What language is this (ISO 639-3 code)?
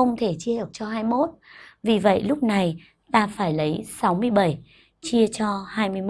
vie